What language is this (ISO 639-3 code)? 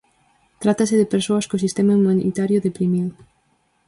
glg